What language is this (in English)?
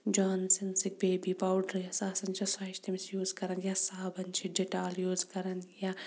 Kashmiri